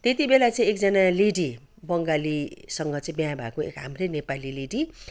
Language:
Nepali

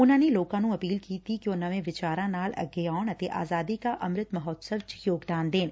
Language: Punjabi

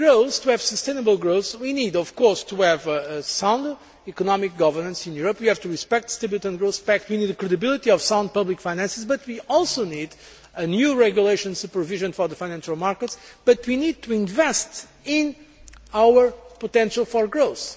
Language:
English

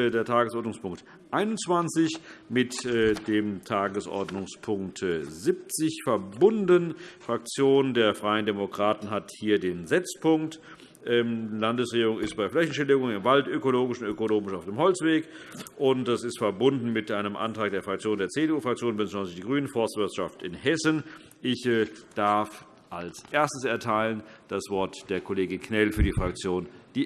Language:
German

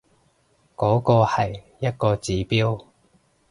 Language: Cantonese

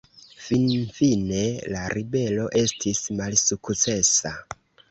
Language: Esperanto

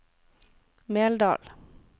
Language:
Norwegian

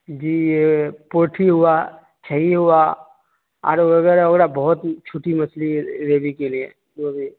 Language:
Urdu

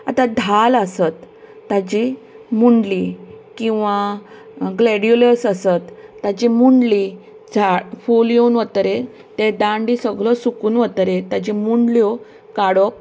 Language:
Konkani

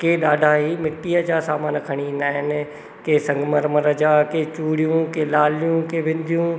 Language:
Sindhi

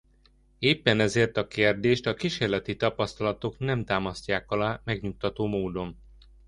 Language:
Hungarian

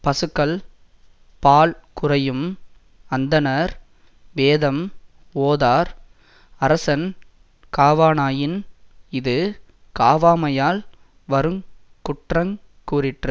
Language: Tamil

